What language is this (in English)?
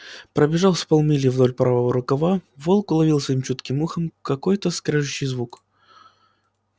Russian